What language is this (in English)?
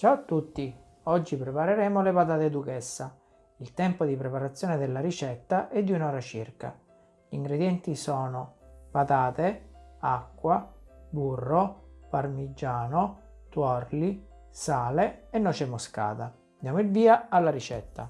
Italian